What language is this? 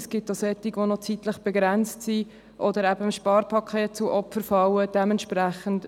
Swiss German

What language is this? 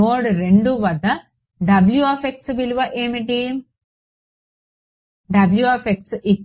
Telugu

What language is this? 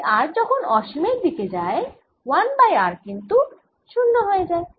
Bangla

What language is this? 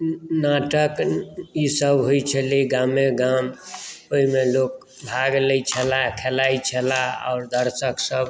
Maithili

